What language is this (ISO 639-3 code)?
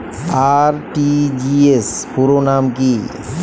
ben